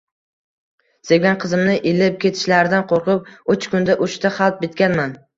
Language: Uzbek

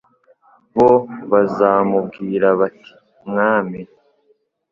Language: Kinyarwanda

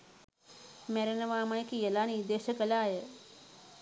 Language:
Sinhala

